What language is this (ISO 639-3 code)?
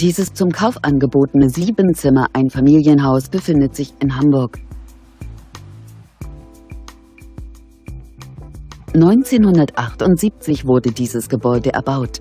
deu